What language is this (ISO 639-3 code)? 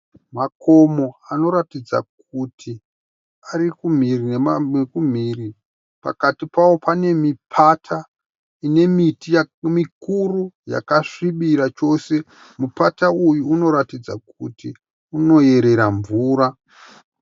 sna